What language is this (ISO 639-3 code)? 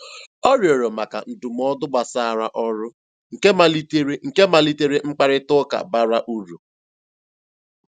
ibo